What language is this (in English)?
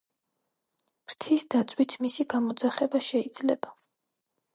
Georgian